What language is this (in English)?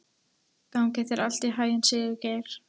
Icelandic